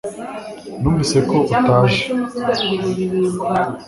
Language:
Kinyarwanda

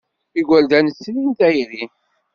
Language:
Kabyle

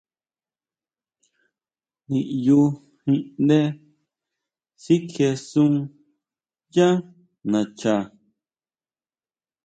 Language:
Huautla Mazatec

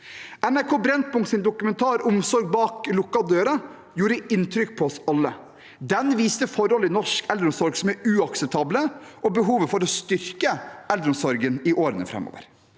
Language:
Norwegian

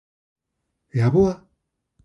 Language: Galician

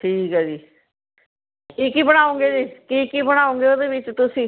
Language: Punjabi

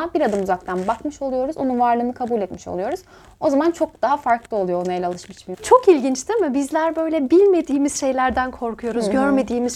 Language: Turkish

